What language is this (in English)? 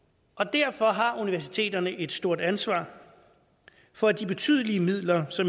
Danish